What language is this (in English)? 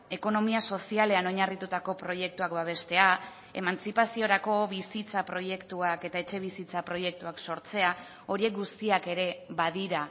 Basque